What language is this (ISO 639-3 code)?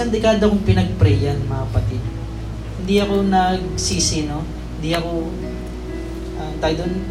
fil